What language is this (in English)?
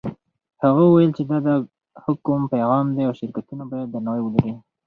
Pashto